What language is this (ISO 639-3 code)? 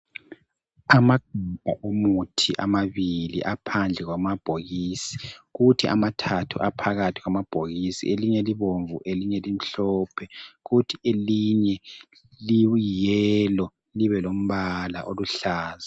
nde